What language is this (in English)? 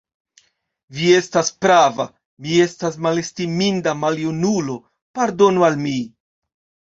Esperanto